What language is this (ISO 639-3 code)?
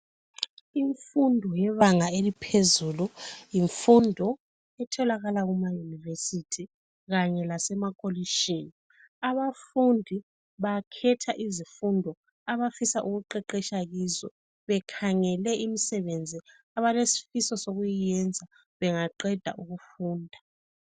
nde